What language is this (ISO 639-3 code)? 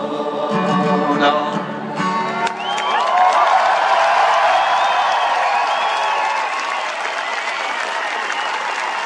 ces